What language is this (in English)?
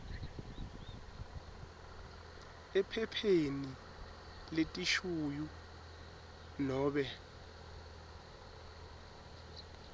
Swati